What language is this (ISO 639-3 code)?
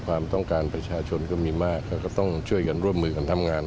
tha